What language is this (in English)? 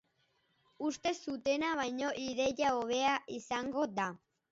Basque